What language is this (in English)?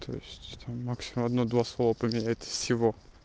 Russian